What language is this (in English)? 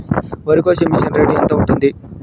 Telugu